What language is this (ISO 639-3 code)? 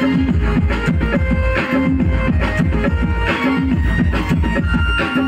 ind